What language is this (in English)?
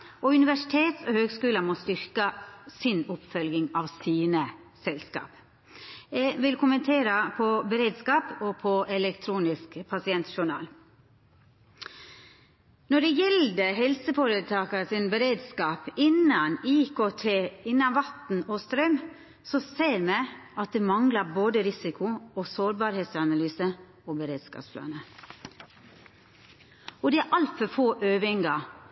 Norwegian Nynorsk